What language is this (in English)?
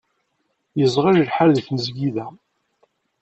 Kabyle